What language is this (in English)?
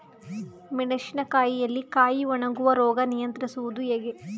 Kannada